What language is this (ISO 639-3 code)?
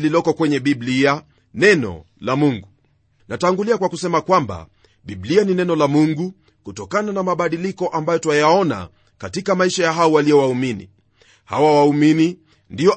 swa